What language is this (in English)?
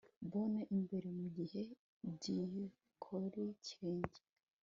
Kinyarwanda